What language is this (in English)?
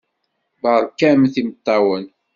Kabyle